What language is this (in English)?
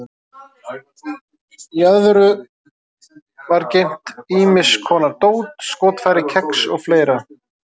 Icelandic